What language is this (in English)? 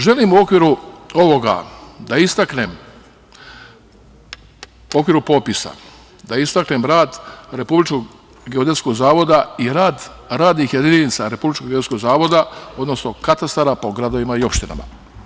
Serbian